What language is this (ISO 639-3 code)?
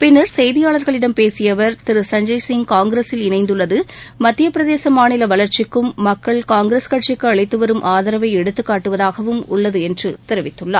tam